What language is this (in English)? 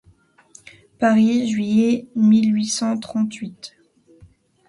French